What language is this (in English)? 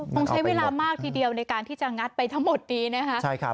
Thai